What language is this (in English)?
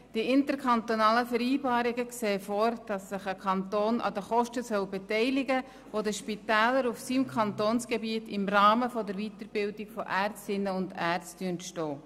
Swiss German